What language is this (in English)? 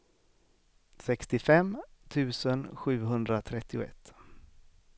Swedish